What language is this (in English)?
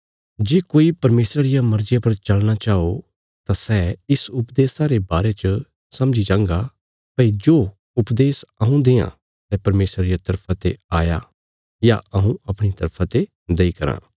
Bilaspuri